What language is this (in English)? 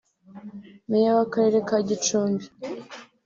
Kinyarwanda